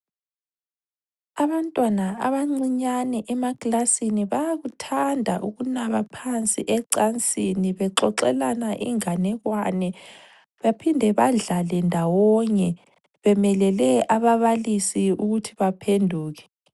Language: North Ndebele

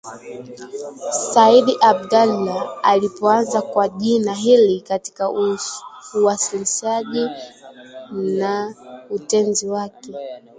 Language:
Swahili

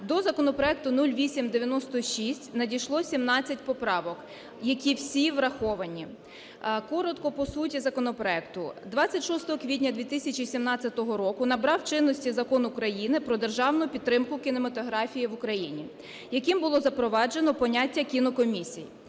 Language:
Ukrainian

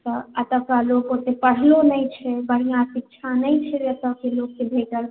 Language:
Maithili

